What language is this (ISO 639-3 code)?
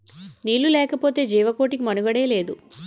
tel